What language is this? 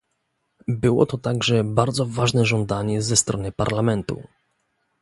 Polish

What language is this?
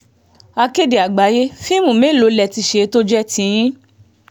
Yoruba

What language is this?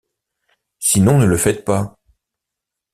French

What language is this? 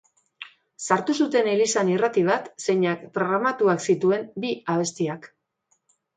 Basque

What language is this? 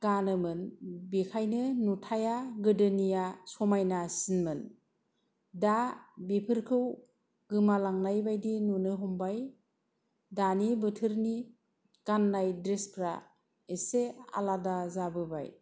Bodo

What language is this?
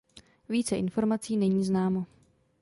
Czech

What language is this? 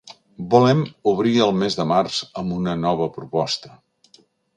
Catalan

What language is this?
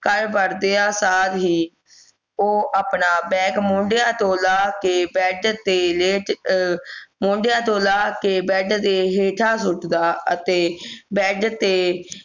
Punjabi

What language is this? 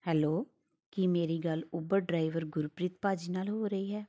Punjabi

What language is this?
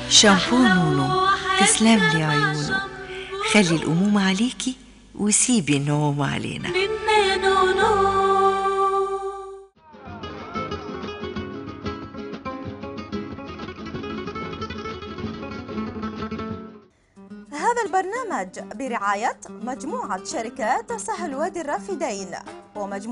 Arabic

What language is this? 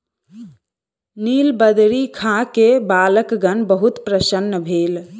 Maithili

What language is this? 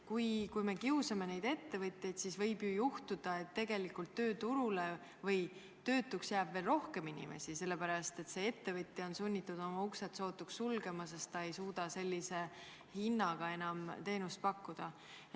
Estonian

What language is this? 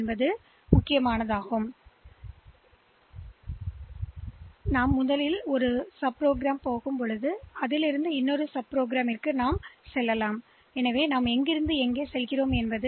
Tamil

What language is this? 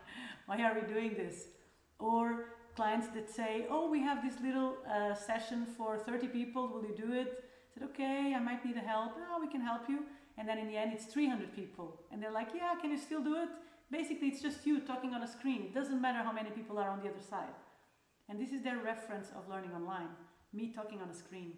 English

